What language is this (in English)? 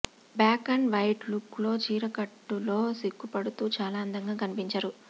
Telugu